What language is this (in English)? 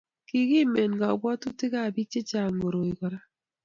Kalenjin